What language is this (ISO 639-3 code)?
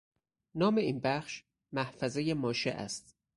fas